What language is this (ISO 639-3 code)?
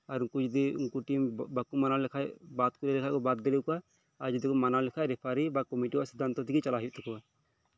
sat